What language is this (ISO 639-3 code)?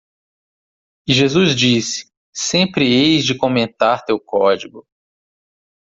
por